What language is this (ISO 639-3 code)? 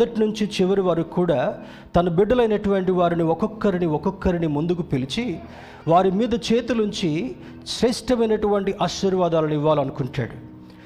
tel